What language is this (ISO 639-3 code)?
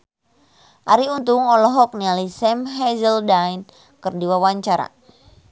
sun